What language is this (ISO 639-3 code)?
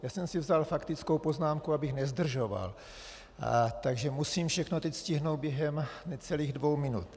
ces